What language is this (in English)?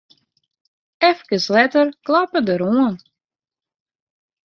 Western Frisian